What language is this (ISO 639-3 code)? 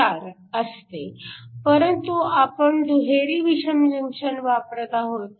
mar